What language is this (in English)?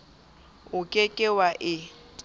Southern Sotho